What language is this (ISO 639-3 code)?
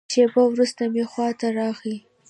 pus